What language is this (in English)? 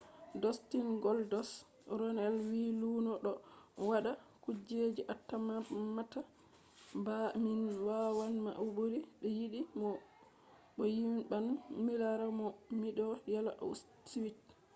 Fula